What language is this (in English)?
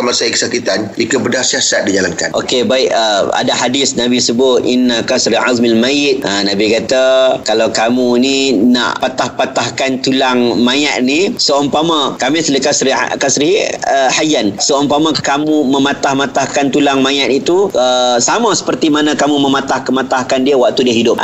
Malay